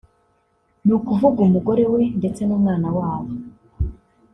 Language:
Kinyarwanda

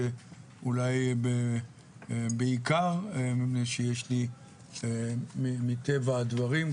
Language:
Hebrew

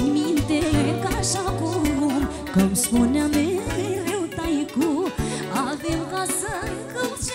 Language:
Romanian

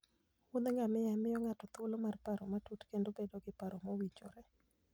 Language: Luo (Kenya and Tanzania)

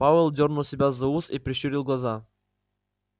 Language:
Russian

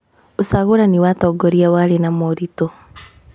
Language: Kikuyu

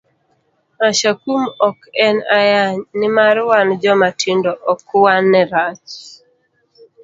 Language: Luo (Kenya and Tanzania)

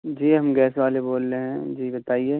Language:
Urdu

